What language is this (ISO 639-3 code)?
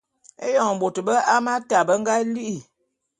bum